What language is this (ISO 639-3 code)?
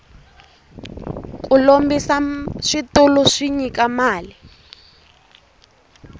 tso